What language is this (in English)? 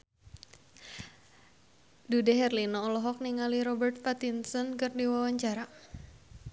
Sundanese